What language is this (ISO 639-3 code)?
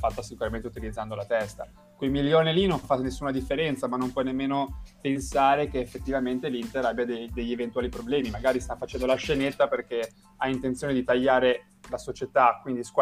ita